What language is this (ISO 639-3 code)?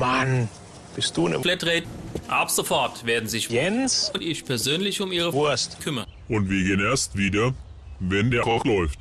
deu